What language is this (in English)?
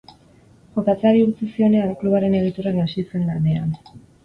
Basque